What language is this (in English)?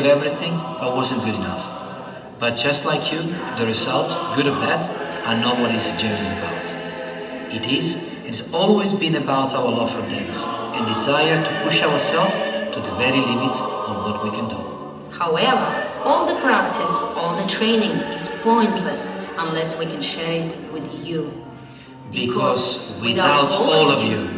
English